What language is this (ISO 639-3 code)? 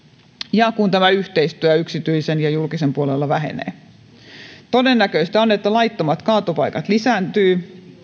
fin